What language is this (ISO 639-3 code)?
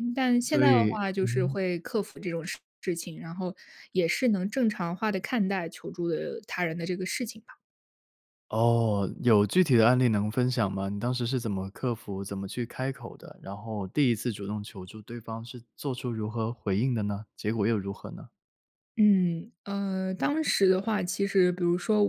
zho